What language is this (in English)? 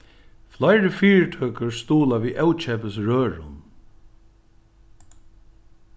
Faroese